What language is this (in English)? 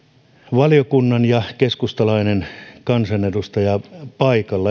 Finnish